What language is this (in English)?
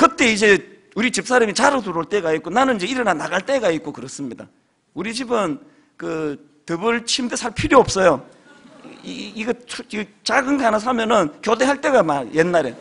Korean